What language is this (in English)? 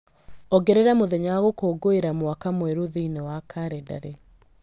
Kikuyu